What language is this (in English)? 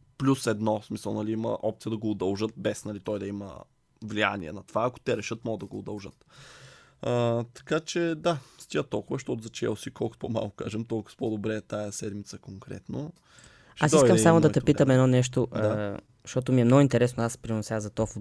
Bulgarian